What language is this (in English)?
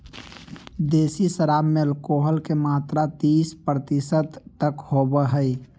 Magahi